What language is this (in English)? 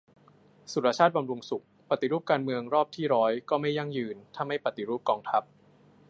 Thai